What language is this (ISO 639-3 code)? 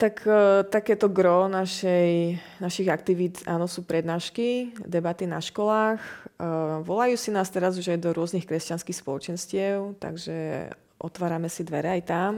slk